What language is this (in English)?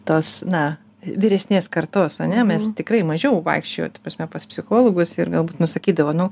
Lithuanian